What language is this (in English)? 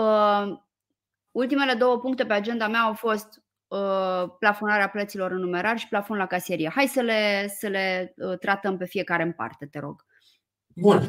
Romanian